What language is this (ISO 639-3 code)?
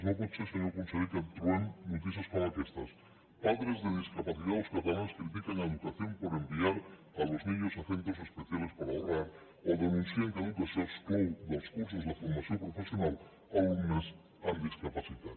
cat